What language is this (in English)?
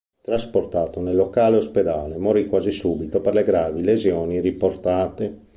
Italian